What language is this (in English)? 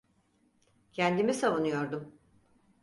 Turkish